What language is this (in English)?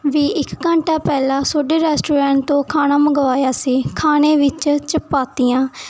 Punjabi